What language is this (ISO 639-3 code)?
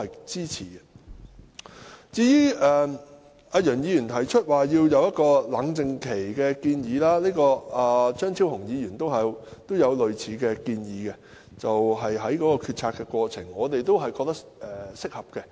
yue